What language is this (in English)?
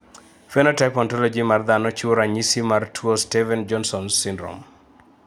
Luo (Kenya and Tanzania)